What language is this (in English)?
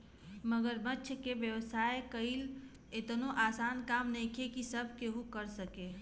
Bhojpuri